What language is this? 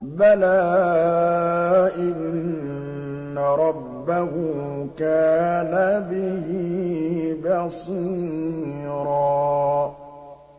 Arabic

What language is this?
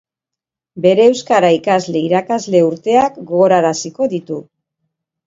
Basque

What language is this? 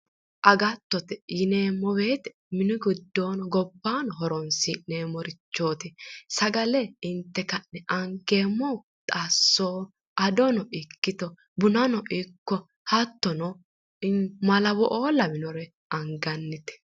Sidamo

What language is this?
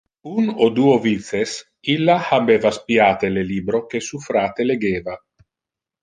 Interlingua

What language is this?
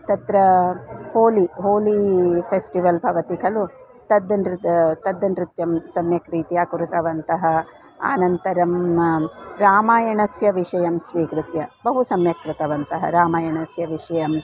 Sanskrit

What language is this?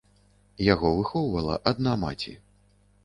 Belarusian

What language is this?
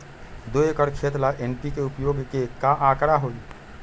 Magahi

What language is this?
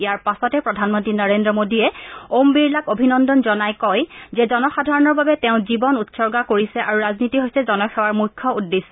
Assamese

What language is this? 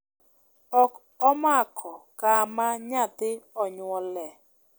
Luo (Kenya and Tanzania)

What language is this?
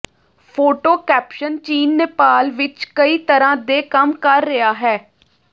Punjabi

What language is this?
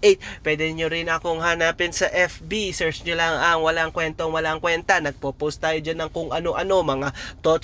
Filipino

